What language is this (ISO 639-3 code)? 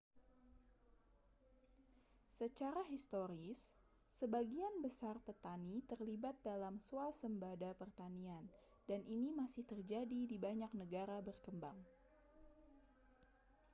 ind